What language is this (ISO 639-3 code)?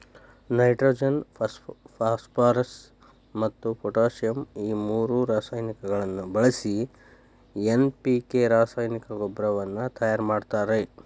kan